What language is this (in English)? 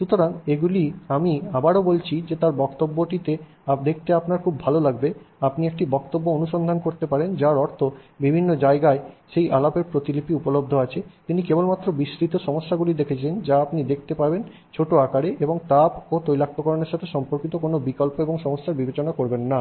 Bangla